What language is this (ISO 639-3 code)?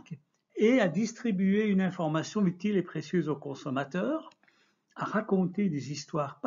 fra